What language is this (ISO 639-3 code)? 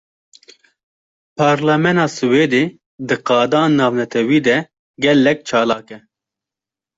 kur